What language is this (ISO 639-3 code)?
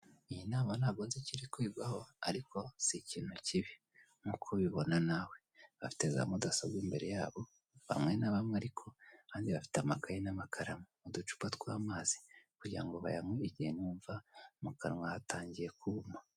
kin